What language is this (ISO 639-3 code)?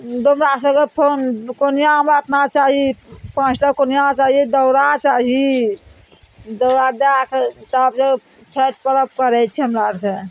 mai